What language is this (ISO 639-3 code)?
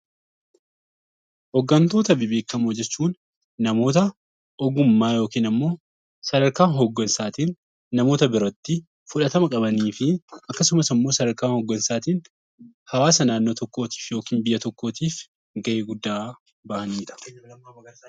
orm